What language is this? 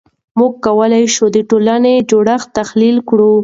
Pashto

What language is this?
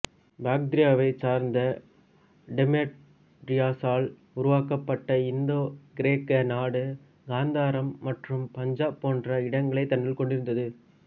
Tamil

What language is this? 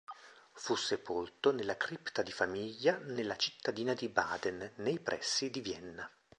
Italian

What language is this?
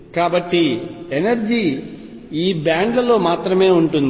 Telugu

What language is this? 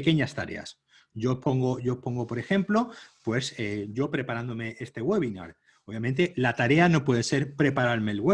Spanish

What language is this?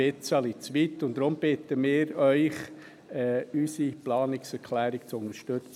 Swiss German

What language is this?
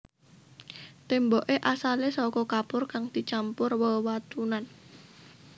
Javanese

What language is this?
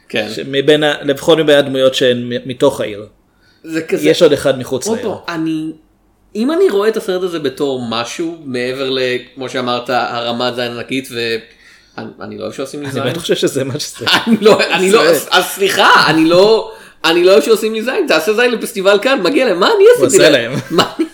Hebrew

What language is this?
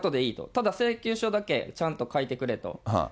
Japanese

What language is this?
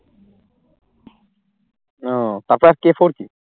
Bangla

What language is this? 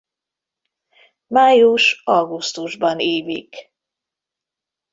Hungarian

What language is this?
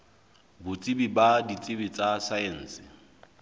Southern Sotho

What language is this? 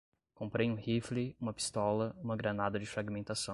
Portuguese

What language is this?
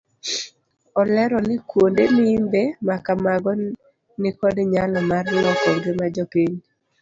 Luo (Kenya and Tanzania)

